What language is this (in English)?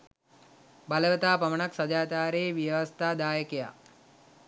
Sinhala